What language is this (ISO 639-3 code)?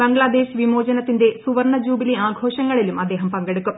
mal